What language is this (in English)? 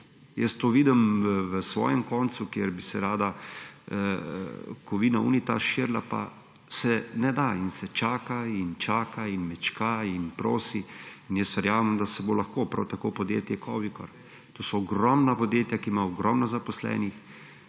Slovenian